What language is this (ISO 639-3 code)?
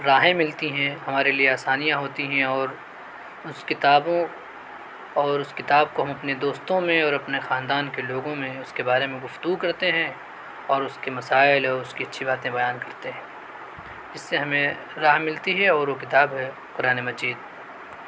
urd